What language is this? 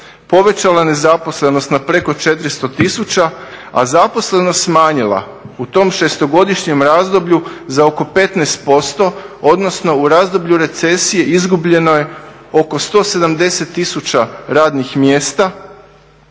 Croatian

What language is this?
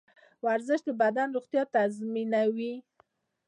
Pashto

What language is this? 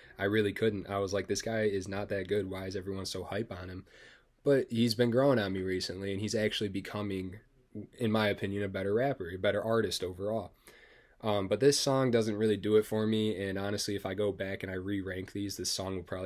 English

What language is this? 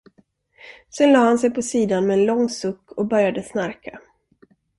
Swedish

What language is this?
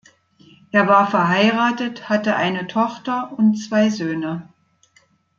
German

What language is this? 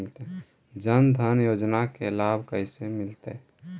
Magahi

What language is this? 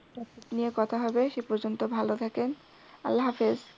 Bangla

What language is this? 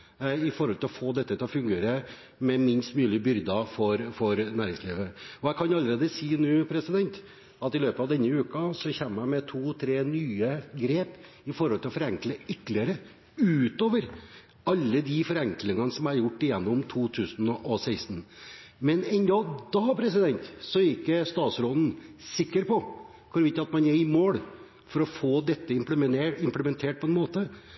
Norwegian Bokmål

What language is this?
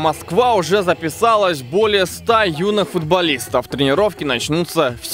Russian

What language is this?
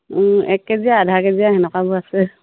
Assamese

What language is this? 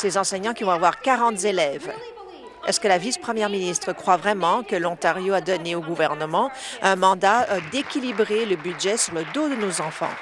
French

